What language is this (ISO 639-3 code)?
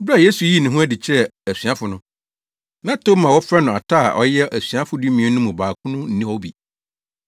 aka